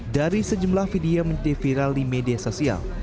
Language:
Indonesian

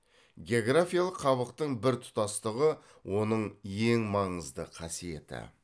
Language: Kazakh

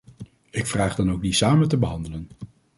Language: Dutch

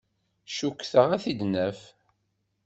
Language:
Kabyle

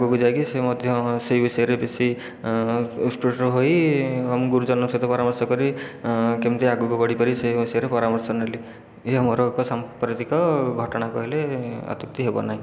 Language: Odia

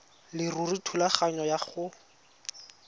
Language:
Tswana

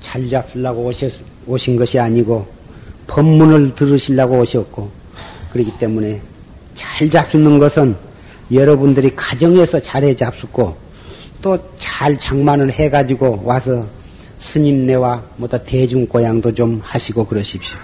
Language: Korean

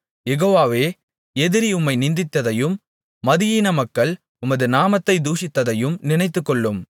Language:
Tamil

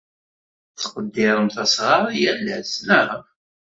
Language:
Kabyle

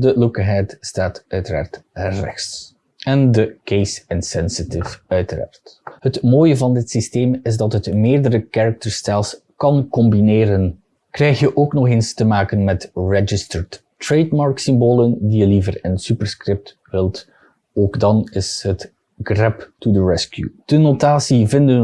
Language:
Dutch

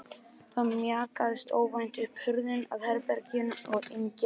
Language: Icelandic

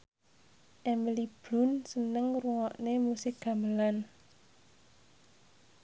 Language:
Javanese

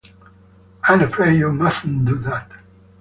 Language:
English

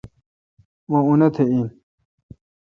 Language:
Kalkoti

